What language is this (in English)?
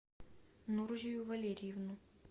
Russian